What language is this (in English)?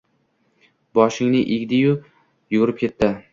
Uzbek